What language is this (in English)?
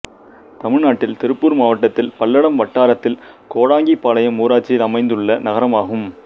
Tamil